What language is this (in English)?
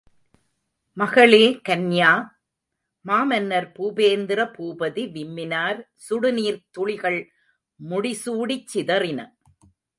Tamil